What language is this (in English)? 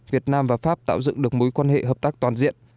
Vietnamese